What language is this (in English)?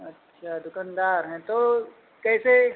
Hindi